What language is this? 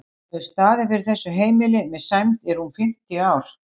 Icelandic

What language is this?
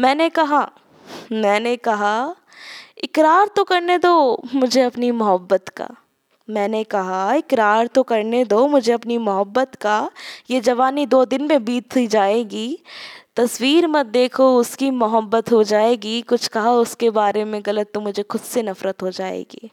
Hindi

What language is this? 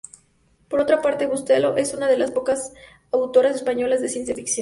Spanish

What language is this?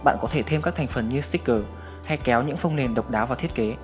Vietnamese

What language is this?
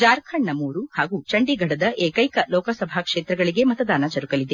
Kannada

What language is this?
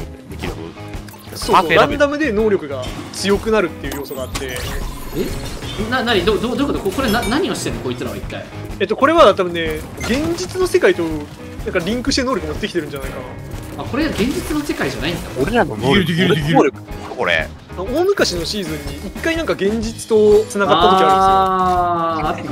Japanese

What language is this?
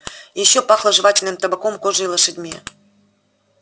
Russian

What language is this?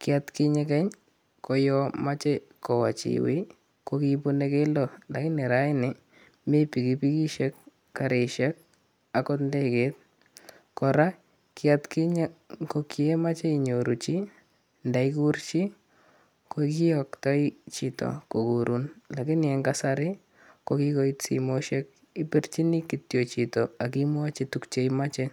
Kalenjin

